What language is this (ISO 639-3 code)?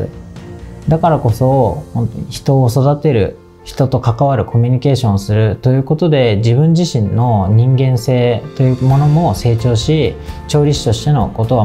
jpn